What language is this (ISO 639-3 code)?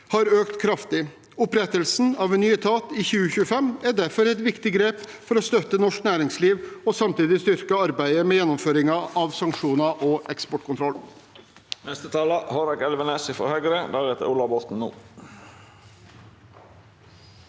nor